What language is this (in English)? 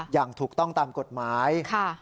Thai